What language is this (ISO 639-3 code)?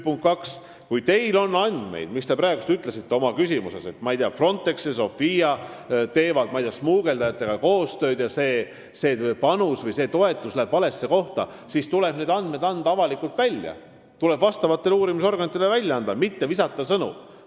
est